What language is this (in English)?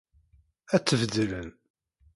Kabyle